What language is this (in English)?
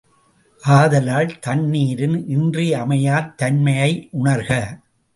Tamil